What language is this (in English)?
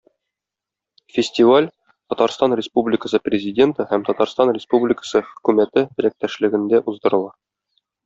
Tatar